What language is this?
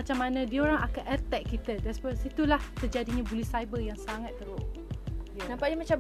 Malay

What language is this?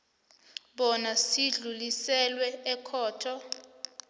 South Ndebele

